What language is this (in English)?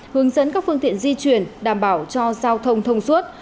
Vietnamese